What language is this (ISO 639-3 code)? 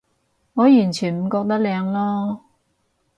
yue